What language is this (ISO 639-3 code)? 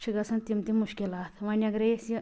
kas